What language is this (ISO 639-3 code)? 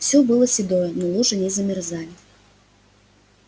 rus